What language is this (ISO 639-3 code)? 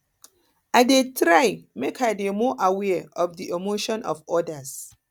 pcm